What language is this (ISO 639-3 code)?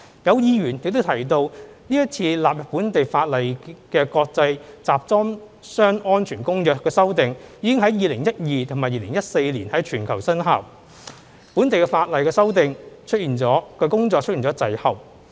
yue